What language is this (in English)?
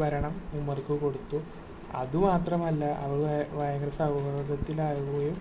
Malayalam